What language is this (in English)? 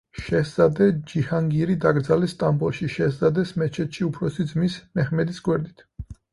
Georgian